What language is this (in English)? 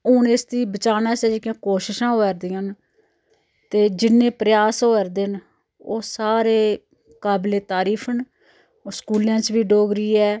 Dogri